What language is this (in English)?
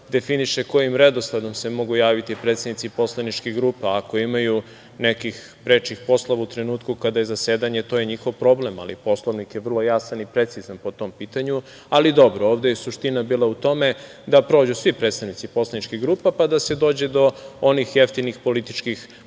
Serbian